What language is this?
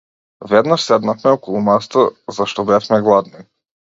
Macedonian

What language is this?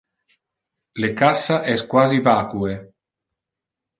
Interlingua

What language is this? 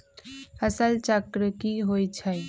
Magahi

